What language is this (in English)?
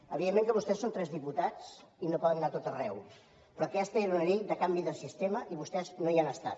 Catalan